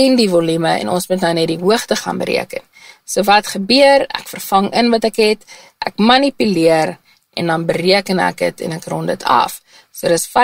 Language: Dutch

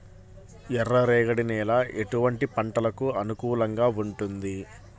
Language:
Telugu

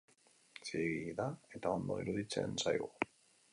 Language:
Basque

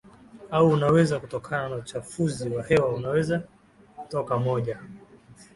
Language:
Swahili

